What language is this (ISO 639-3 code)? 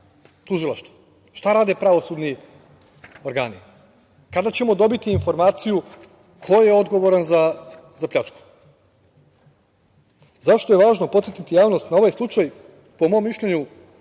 srp